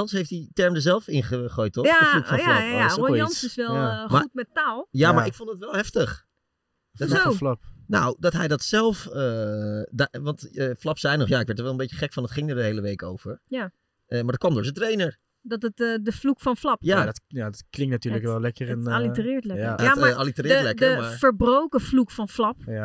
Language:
Dutch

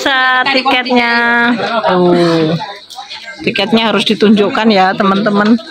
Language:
Indonesian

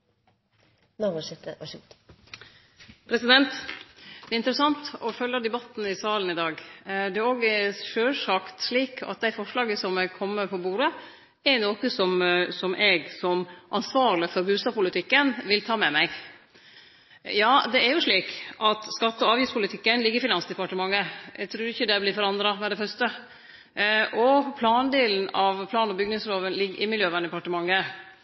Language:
Norwegian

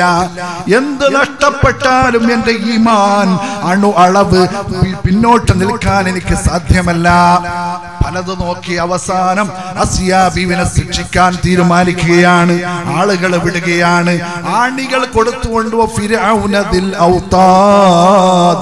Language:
Arabic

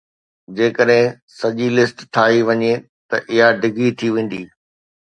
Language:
Sindhi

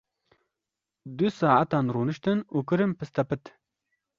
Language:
Kurdish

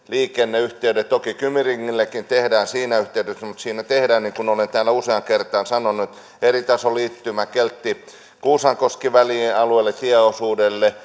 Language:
Finnish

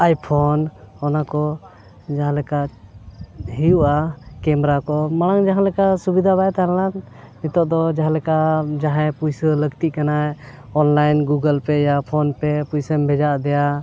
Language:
Santali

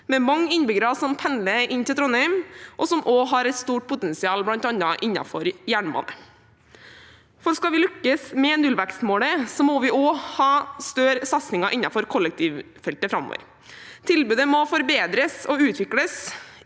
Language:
Norwegian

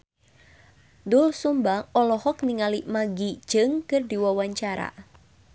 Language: Sundanese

